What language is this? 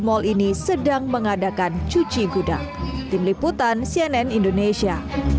Indonesian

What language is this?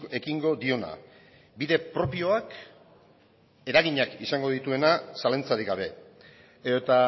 Basque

